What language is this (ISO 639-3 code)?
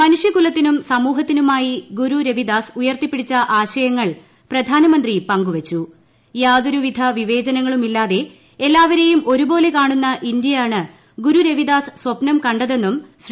mal